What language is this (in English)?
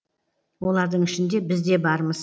Kazakh